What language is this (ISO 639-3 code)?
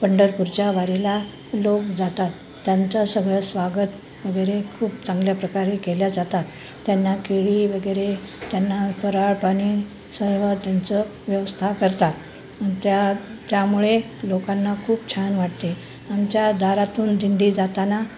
mar